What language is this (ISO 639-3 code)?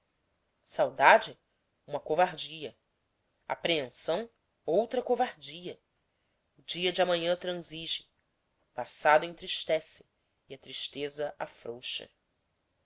por